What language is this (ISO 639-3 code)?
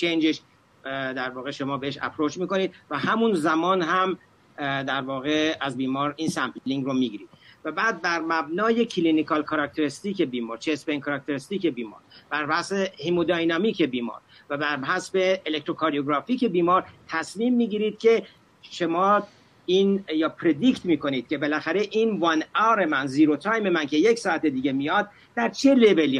fas